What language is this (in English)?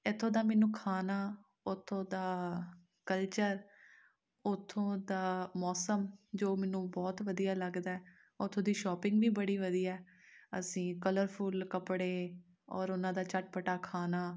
Punjabi